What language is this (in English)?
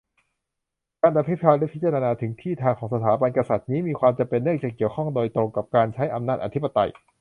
Thai